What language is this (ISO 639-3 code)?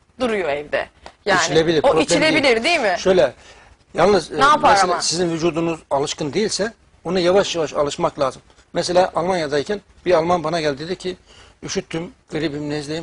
tur